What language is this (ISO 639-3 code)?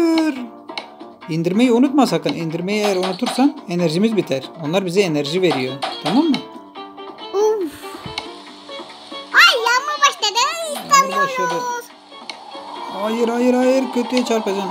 tur